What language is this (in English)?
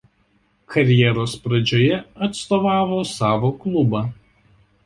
Lithuanian